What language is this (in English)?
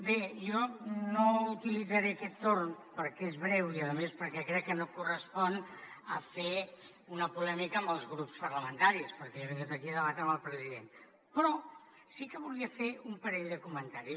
Catalan